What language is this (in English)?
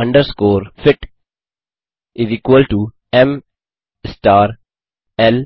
Hindi